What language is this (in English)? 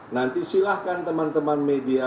Indonesian